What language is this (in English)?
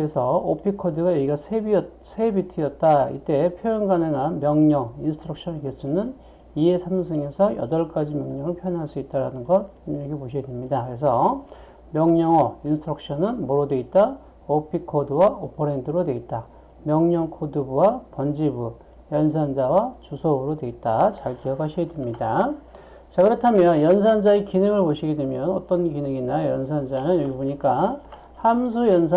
Korean